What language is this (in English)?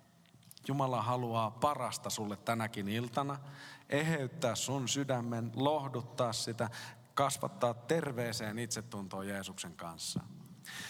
Finnish